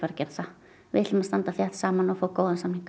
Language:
Icelandic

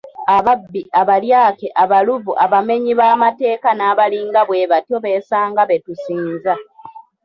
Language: Ganda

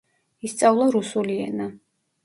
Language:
Georgian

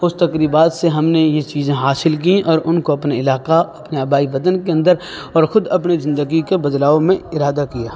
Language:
Urdu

